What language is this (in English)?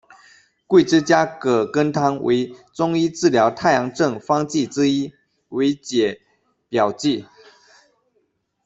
Chinese